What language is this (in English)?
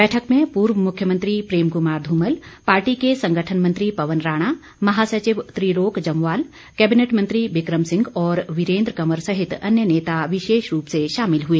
Hindi